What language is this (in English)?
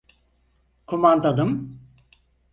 Turkish